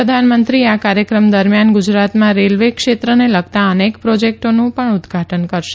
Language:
Gujarati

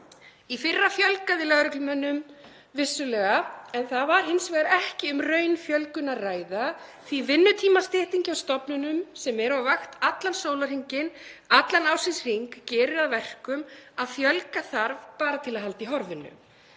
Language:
Icelandic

